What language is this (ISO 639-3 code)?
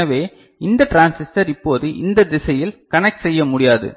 tam